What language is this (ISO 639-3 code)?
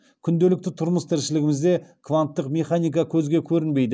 kaz